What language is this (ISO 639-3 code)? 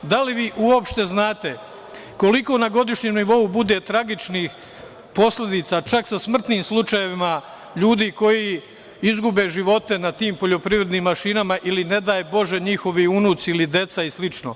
srp